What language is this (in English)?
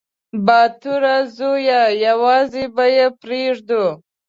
Pashto